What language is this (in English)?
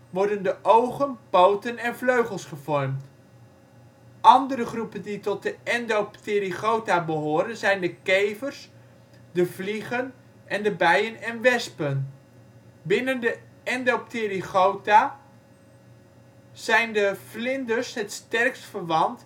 Dutch